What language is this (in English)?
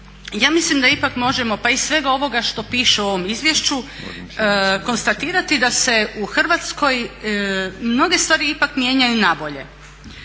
Croatian